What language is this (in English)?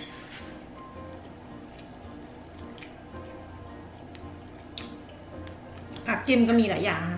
Thai